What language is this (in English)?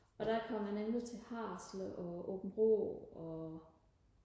Danish